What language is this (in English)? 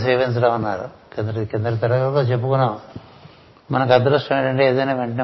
Telugu